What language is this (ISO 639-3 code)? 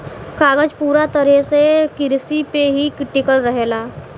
bho